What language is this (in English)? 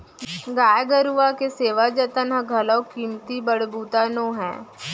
Chhattisgarhi